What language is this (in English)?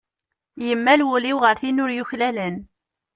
Kabyle